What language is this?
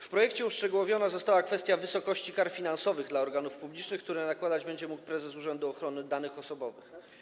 Polish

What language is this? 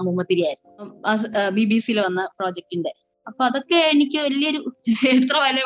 Malayalam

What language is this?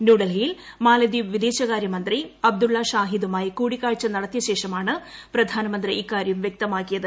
Malayalam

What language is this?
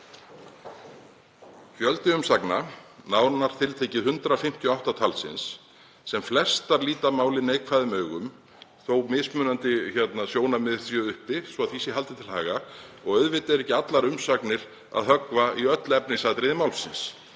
Icelandic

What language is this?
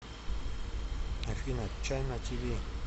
Russian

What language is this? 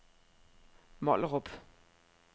Danish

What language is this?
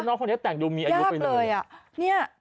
Thai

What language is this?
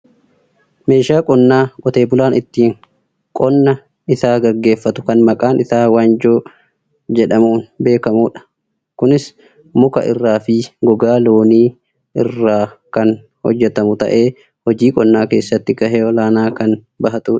Oromo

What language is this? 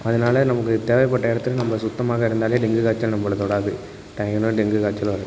Tamil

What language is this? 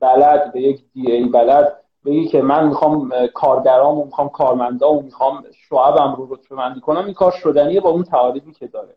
Persian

